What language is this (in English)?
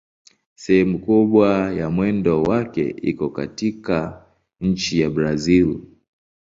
Swahili